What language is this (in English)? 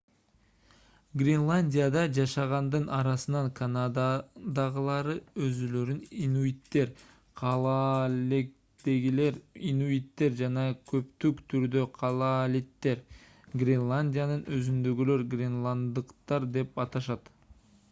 Kyrgyz